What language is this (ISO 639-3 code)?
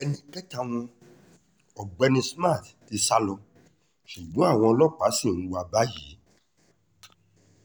yor